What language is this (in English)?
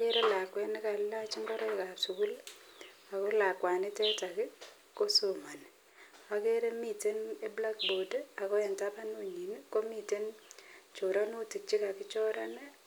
Kalenjin